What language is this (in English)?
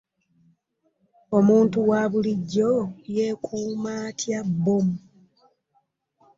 Ganda